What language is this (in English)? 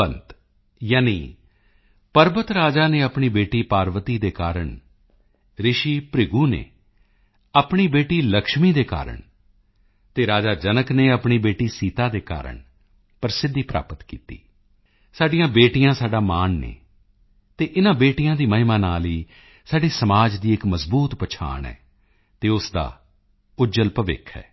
Punjabi